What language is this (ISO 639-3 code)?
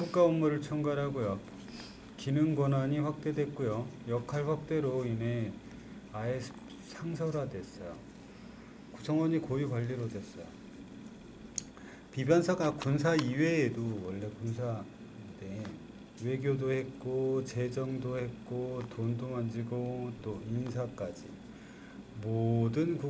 kor